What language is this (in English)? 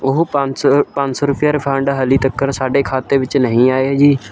Punjabi